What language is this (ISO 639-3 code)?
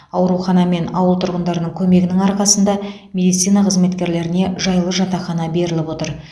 kaz